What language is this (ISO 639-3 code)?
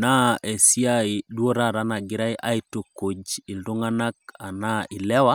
mas